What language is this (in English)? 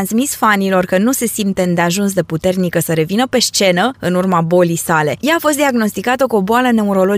Romanian